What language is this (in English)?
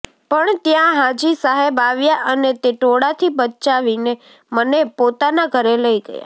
Gujarati